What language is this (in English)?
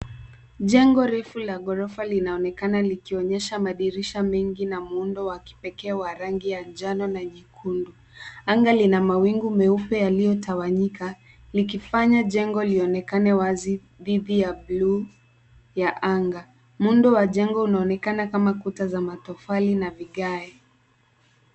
Swahili